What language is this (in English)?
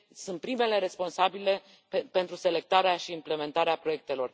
Romanian